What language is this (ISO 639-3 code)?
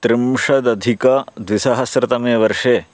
san